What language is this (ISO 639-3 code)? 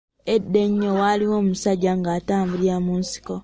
lug